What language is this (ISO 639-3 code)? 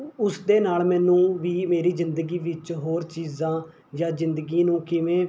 pan